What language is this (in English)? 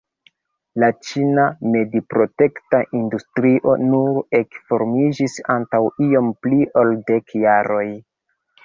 Esperanto